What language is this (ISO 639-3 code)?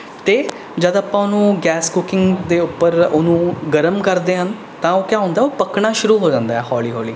pan